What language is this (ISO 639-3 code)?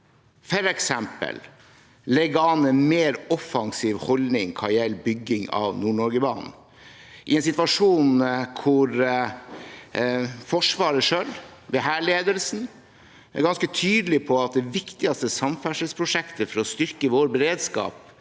nor